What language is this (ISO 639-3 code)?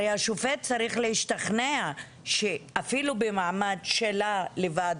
heb